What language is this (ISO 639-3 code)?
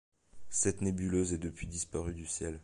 fra